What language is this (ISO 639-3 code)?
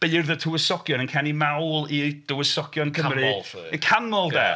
cym